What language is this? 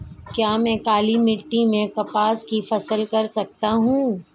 Hindi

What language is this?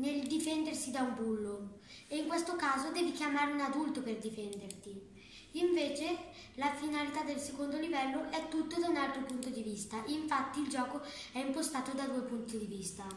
Italian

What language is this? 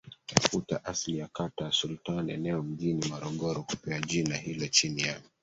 Swahili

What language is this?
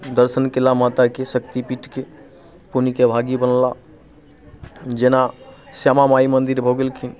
Maithili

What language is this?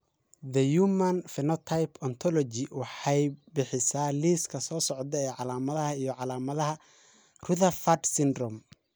Somali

